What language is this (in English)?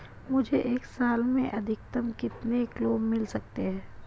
Hindi